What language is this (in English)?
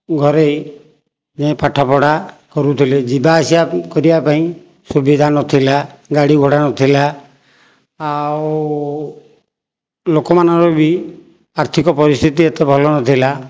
Odia